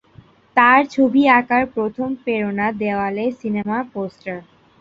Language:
Bangla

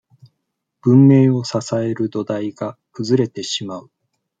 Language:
Japanese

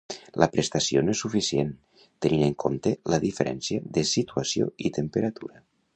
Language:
Catalan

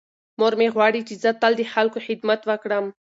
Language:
Pashto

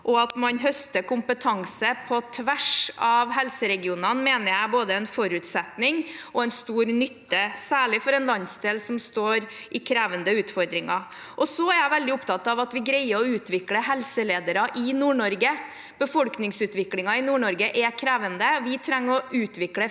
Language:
Norwegian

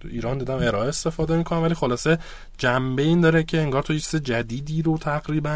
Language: Persian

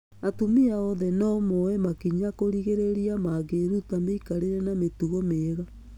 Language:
Kikuyu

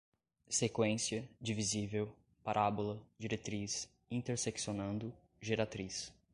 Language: Portuguese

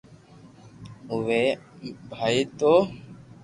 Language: Loarki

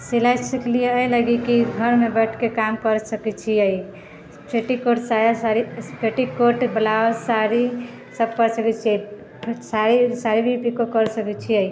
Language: Maithili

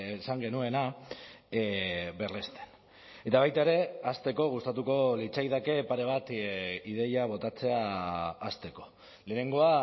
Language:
Basque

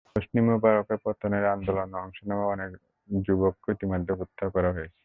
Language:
Bangla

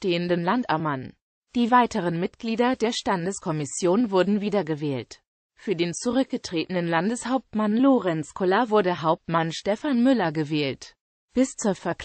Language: German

